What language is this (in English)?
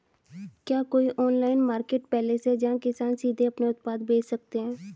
Hindi